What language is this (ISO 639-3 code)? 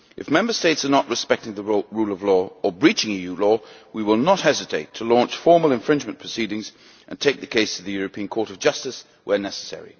eng